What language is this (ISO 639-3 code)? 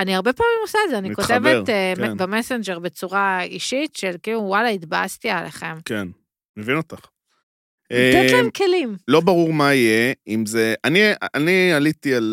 heb